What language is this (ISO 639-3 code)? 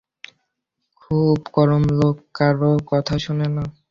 ben